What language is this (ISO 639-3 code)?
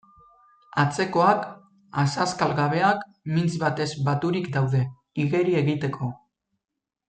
eus